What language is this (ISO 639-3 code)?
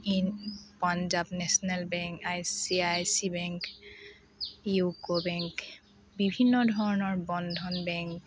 asm